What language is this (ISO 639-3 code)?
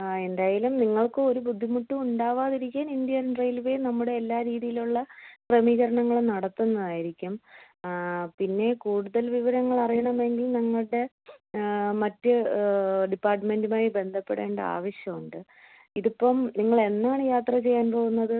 mal